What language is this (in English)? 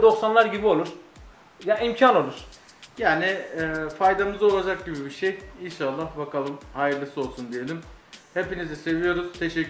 Turkish